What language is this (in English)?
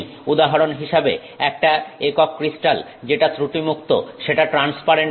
Bangla